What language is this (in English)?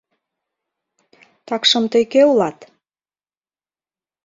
Mari